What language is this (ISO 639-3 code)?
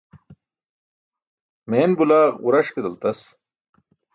bsk